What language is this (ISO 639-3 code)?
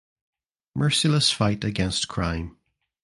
eng